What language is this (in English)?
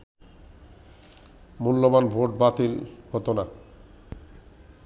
Bangla